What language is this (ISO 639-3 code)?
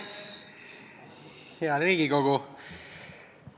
est